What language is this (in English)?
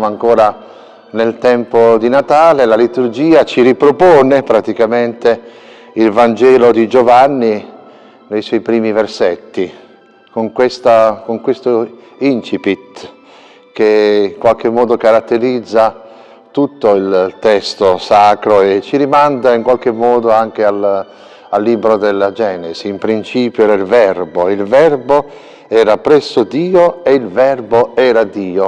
Italian